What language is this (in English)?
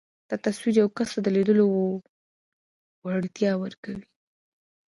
Pashto